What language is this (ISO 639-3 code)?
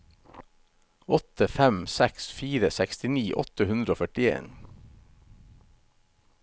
nor